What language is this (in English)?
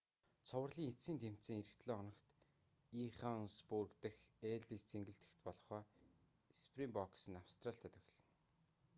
Mongolian